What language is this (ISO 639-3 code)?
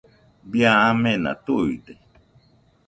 hux